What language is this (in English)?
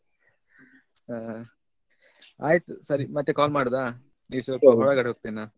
Kannada